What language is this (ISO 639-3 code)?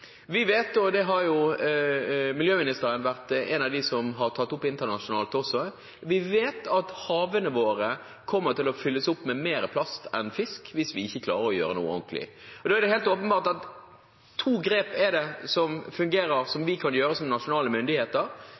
nob